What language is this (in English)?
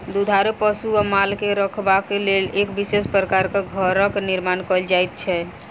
Maithili